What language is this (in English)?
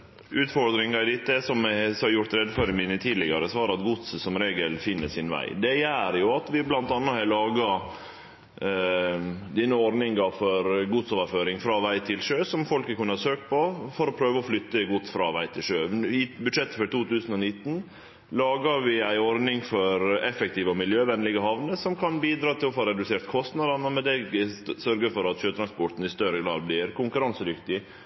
Norwegian Nynorsk